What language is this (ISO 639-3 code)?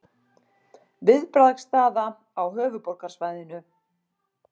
isl